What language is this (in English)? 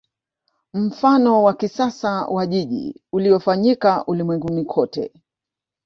Swahili